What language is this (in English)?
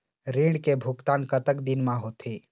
Chhattisgarhi